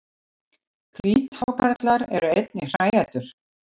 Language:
Icelandic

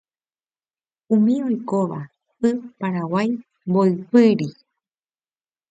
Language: Guarani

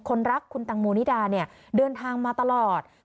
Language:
Thai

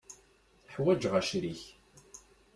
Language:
Kabyle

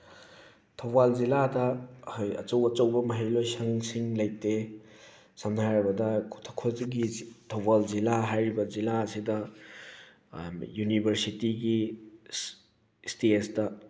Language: Manipuri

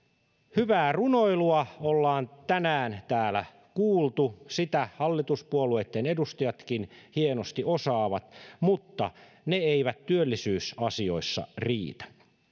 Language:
Finnish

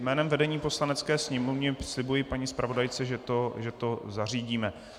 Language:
Czech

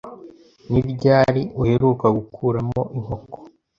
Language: Kinyarwanda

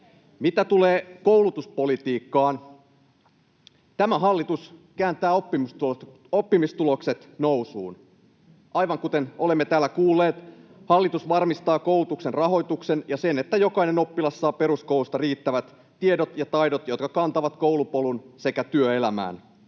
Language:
Finnish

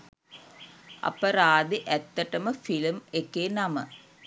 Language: Sinhala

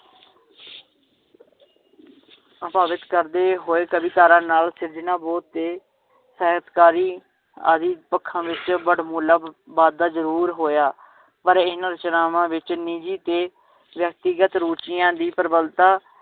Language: Punjabi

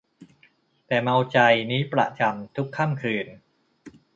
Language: Thai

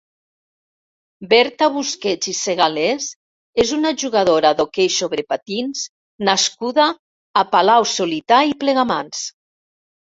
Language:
Catalan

